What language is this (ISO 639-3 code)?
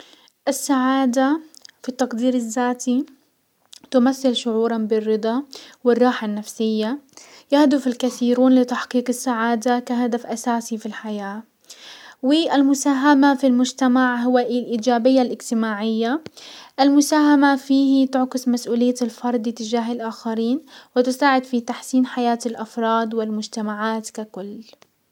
acw